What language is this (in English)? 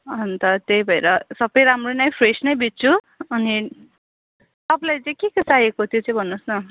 Nepali